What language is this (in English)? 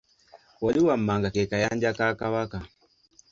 Ganda